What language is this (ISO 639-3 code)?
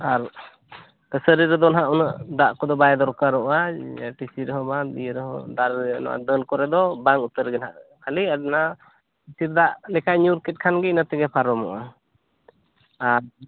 sat